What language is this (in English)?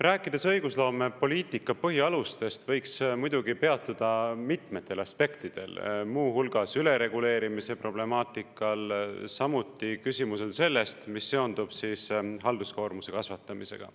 Estonian